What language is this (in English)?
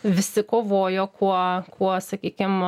Lithuanian